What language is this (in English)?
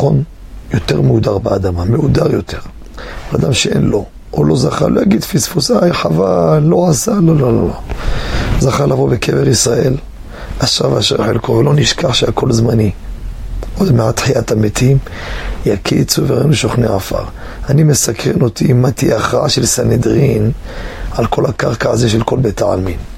Hebrew